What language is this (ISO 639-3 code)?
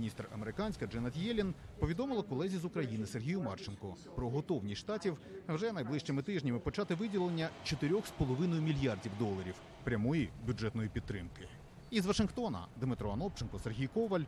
ukr